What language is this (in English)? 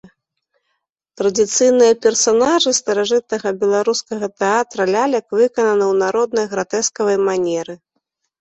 Belarusian